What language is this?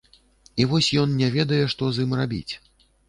Belarusian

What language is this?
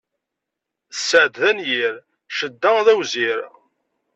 Kabyle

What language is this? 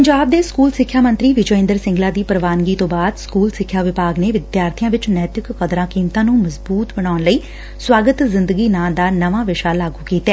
Punjabi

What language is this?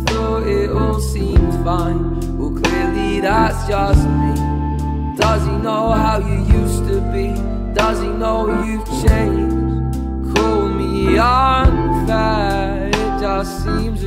English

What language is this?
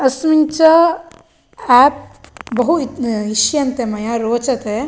Sanskrit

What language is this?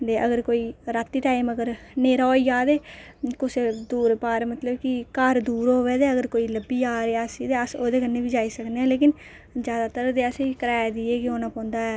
Dogri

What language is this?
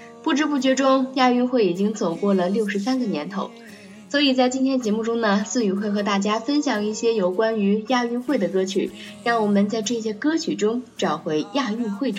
Chinese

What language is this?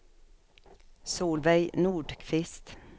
Swedish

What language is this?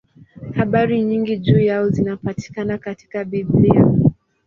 Swahili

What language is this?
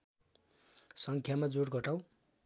Nepali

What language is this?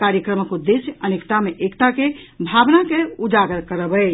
Maithili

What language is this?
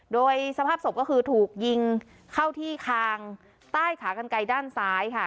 Thai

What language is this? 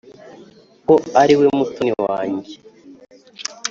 Kinyarwanda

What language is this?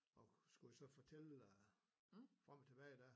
Danish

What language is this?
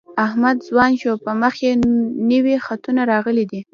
Pashto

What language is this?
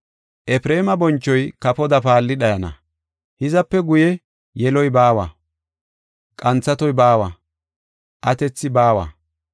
Gofa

